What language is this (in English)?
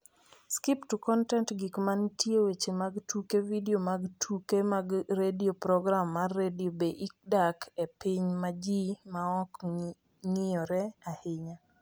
Luo (Kenya and Tanzania)